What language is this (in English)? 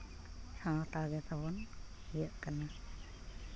Santali